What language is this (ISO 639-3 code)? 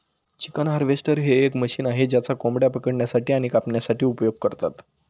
mar